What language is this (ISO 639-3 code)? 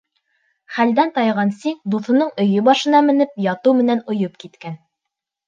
bak